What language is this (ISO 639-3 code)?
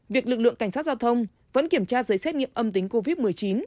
vie